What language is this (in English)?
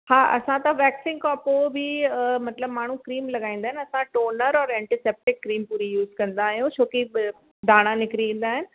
Sindhi